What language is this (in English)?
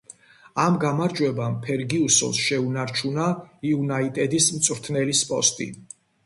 Georgian